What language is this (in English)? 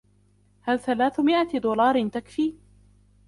Arabic